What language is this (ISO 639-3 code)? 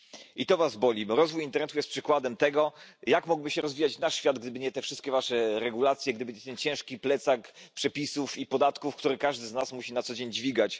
pol